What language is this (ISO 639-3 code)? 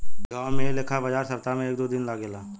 bho